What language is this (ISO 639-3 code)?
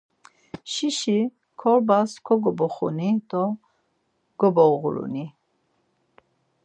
lzz